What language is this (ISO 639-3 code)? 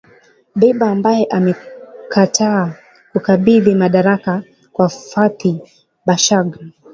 swa